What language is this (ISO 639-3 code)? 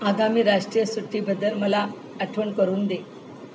mar